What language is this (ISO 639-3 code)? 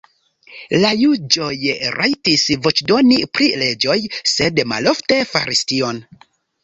epo